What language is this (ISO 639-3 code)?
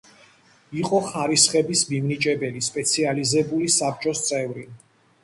kat